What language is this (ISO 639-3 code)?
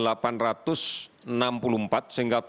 ind